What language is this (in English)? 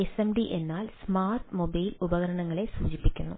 Malayalam